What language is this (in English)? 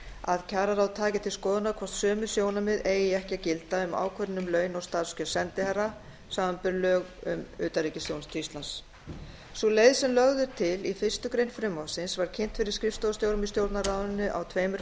Icelandic